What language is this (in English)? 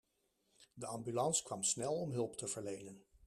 Dutch